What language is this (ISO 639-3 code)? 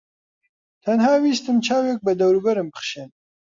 ckb